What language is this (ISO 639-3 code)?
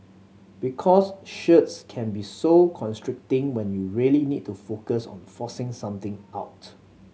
eng